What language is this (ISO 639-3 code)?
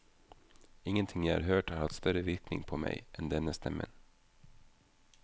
nor